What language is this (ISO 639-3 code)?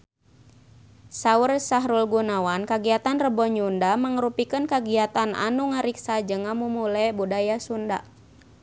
sun